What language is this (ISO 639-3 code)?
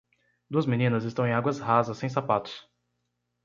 por